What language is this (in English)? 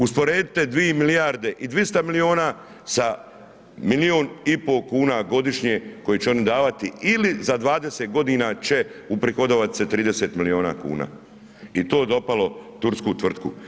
Croatian